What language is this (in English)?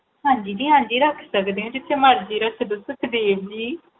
Punjabi